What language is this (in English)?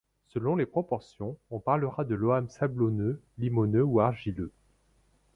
French